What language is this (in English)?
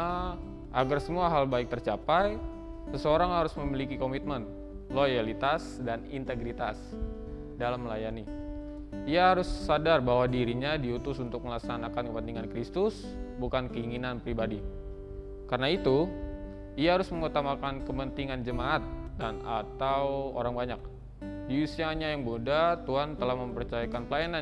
Indonesian